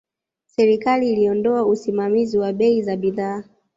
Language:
Swahili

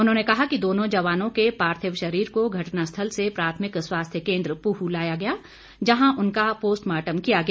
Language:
Hindi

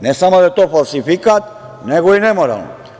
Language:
Serbian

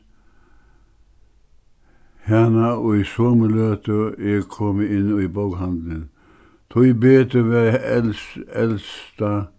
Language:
Faroese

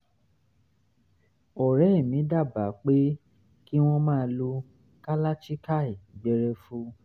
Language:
Yoruba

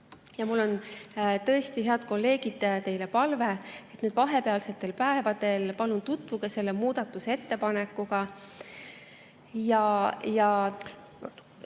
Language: Estonian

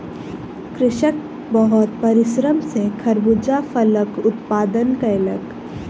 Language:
Maithili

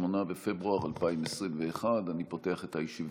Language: Hebrew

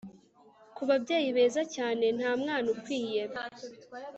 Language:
Kinyarwanda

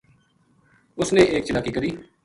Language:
Gujari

